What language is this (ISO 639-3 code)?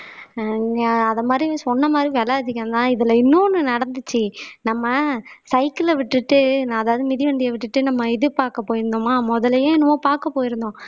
tam